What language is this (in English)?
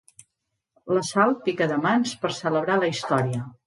Catalan